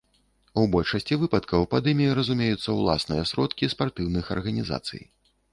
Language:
Belarusian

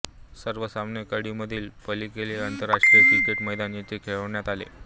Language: Marathi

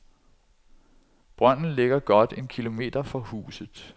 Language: Danish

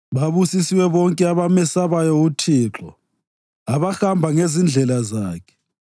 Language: North Ndebele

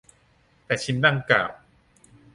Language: Thai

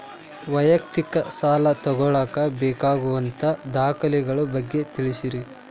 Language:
Kannada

